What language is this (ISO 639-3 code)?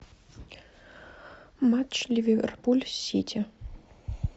rus